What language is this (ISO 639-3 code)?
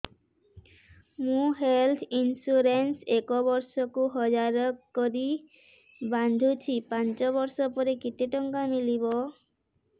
ori